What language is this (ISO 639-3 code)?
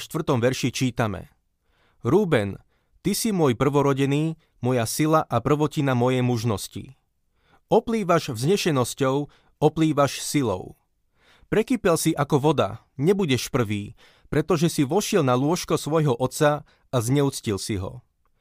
slk